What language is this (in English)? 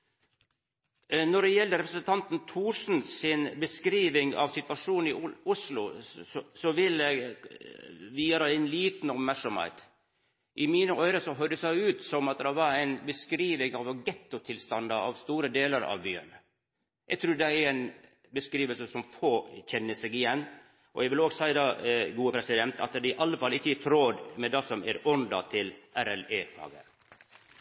Norwegian